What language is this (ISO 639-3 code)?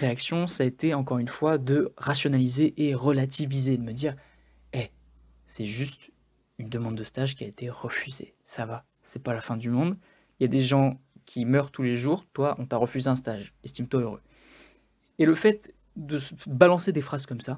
fra